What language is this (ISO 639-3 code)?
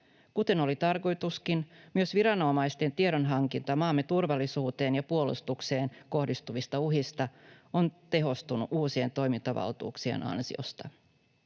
fin